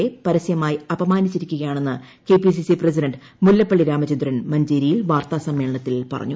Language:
Malayalam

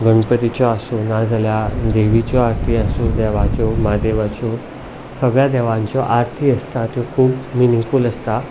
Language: Konkani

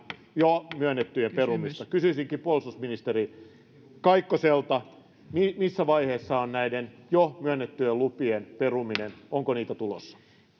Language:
Finnish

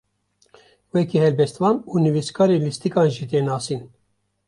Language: Kurdish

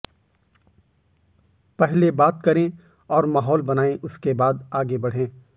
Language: Hindi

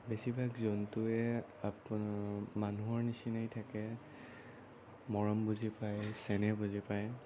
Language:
Assamese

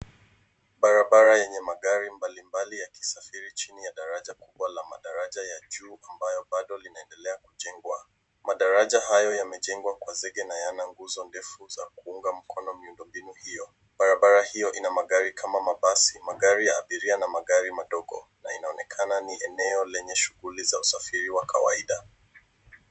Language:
Swahili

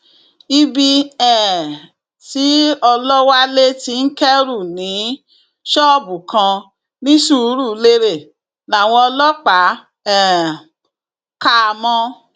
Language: Yoruba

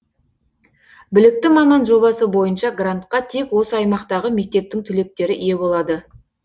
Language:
Kazakh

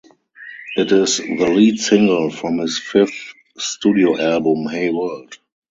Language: English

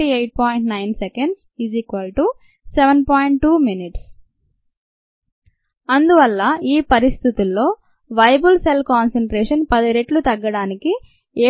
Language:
Telugu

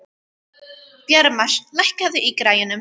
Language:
Icelandic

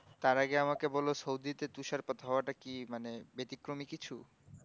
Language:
Bangla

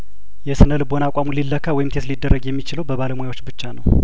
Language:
Amharic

